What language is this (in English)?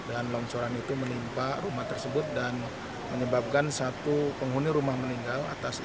Indonesian